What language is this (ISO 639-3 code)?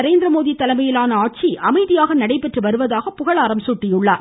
tam